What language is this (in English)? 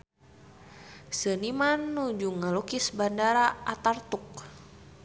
Sundanese